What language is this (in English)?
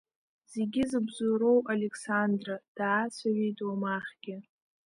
Abkhazian